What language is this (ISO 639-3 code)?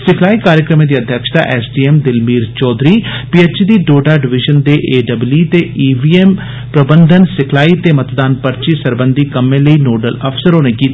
doi